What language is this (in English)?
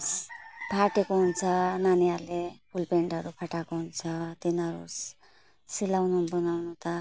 Nepali